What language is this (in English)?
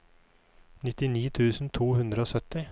Norwegian